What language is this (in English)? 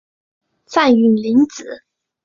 Chinese